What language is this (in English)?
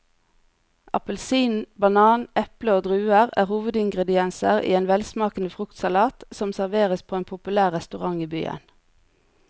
Norwegian